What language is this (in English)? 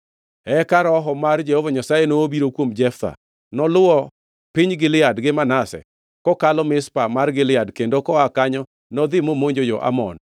Luo (Kenya and Tanzania)